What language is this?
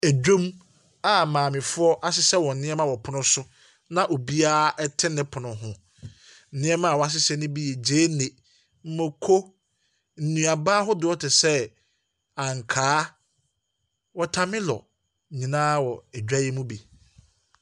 Akan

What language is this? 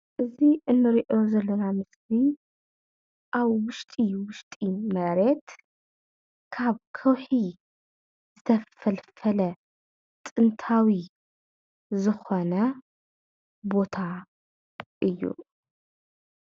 Tigrinya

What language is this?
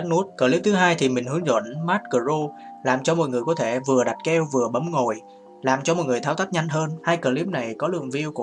Vietnamese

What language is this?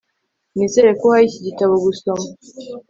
Kinyarwanda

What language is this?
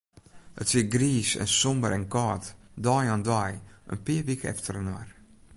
Western Frisian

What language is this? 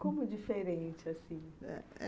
Portuguese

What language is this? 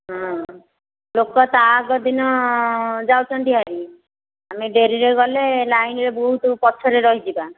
Odia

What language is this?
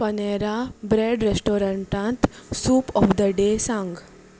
Konkani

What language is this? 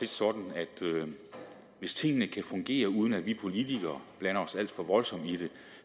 Danish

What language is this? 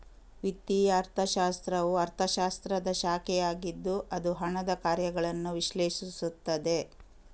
Kannada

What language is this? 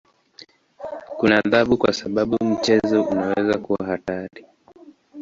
Swahili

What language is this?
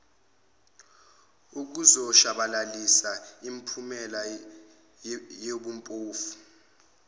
Zulu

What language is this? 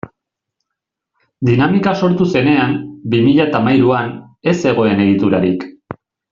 Basque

